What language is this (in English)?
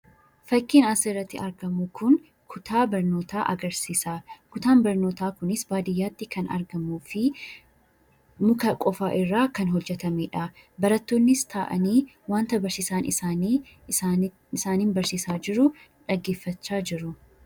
Oromo